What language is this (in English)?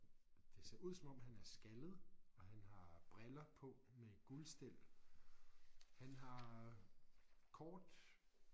Danish